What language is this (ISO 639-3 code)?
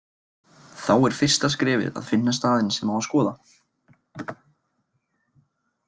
isl